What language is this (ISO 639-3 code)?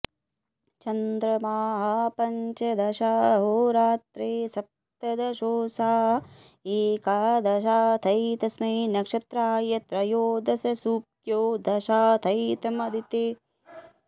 san